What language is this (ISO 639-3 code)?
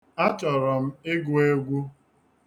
ibo